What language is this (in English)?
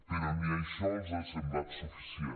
Catalan